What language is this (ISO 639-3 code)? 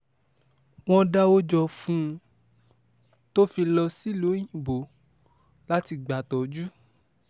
yor